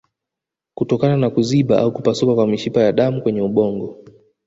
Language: Swahili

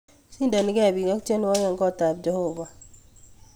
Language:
Kalenjin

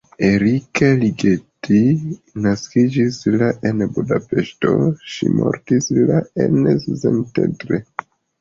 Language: Esperanto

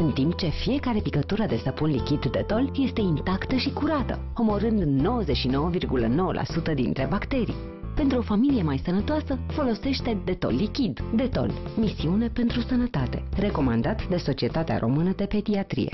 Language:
Romanian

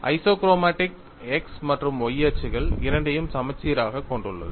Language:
Tamil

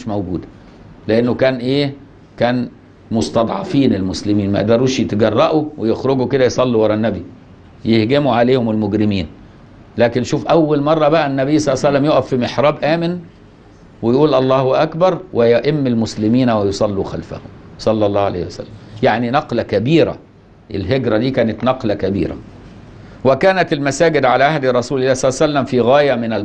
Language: Arabic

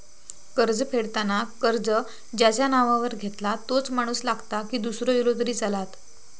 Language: Marathi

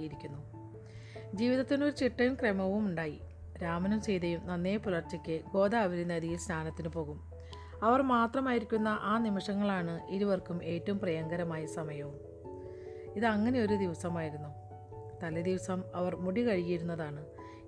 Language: Malayalam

